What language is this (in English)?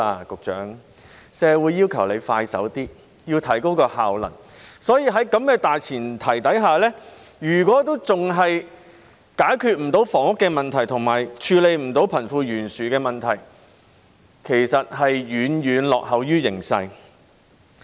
Cantonese